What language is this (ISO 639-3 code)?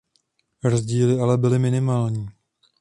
ces